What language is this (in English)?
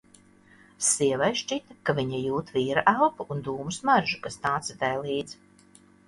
Latvian